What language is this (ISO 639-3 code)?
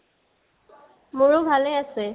asm